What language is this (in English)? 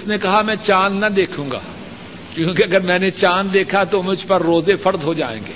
Urdu